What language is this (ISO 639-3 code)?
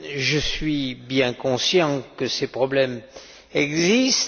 fra